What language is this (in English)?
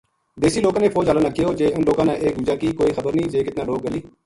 Gujari